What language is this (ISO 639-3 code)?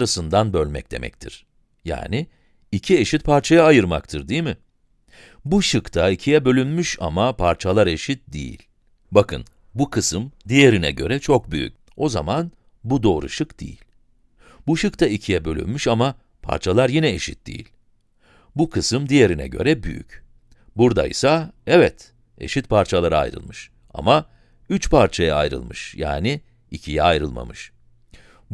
tur